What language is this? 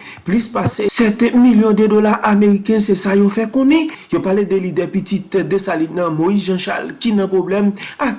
French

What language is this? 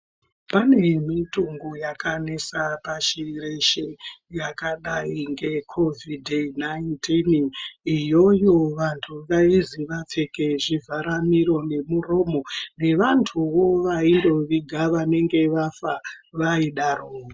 Ndau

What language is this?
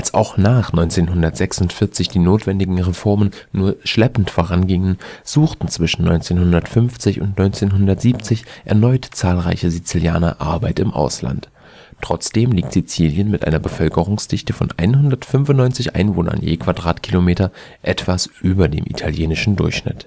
German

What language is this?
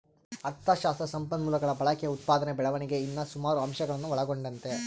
Kannada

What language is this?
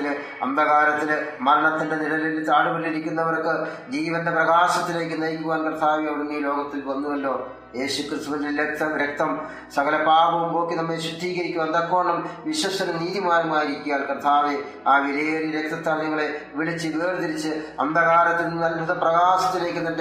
Malayalam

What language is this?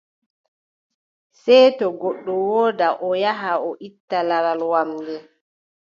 Adamawa Fulfulde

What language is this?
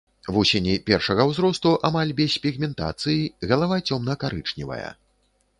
Belarusian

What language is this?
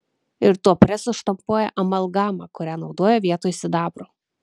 Lithuanian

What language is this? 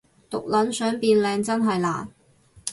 Cantonese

